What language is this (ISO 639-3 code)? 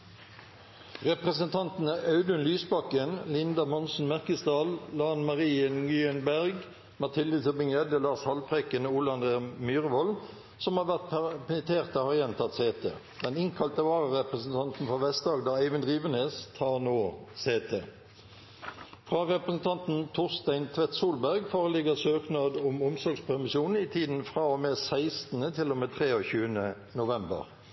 nob